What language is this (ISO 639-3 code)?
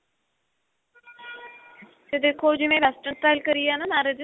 pan